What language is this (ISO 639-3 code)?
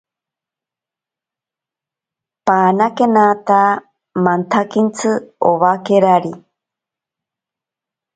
prq